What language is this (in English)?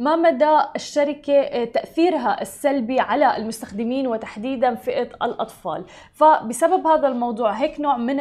Arabic